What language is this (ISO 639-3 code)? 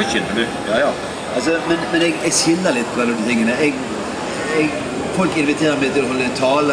nor